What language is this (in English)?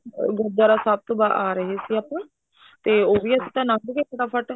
Punjabi